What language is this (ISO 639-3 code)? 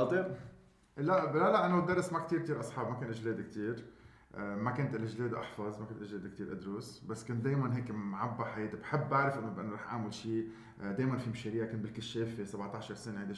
ara